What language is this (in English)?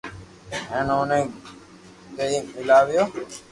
Loarki